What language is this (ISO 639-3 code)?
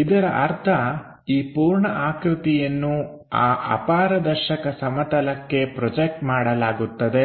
kan